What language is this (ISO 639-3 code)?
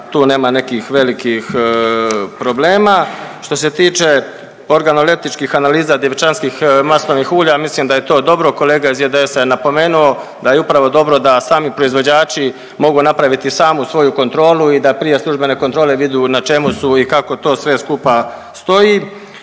hrv